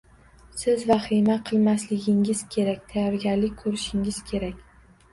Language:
Uzbek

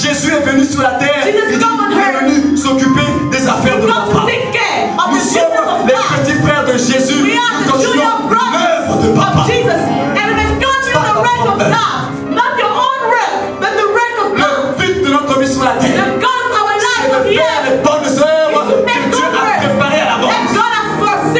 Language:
French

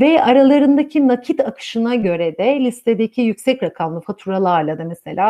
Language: Turkish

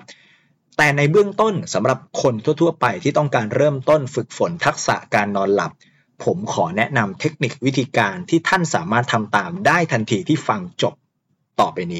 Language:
Thai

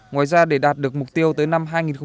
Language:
Vietnamese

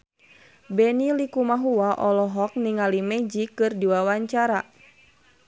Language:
Sundanese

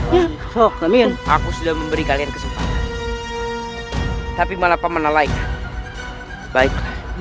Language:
Indonesian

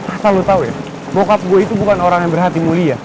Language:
Indonesian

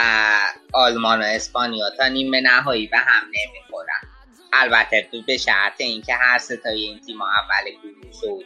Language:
Persian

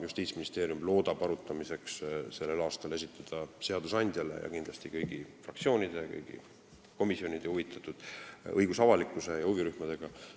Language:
Estonian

